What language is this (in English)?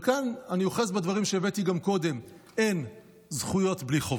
Hebrew